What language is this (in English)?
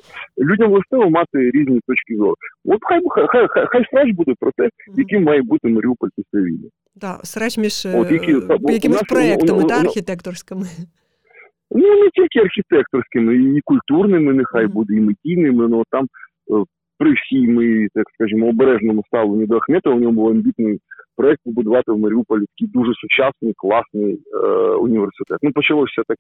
Ukrainian